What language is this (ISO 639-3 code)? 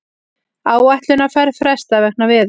isl